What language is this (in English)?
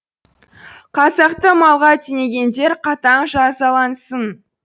Kazakh